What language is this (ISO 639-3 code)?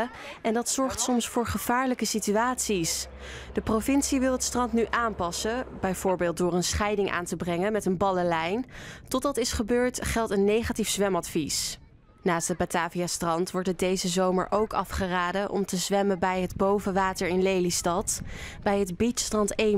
nld